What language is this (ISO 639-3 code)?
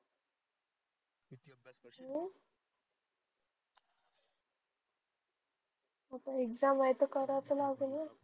mar